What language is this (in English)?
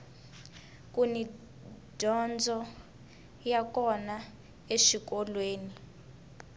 Tsonga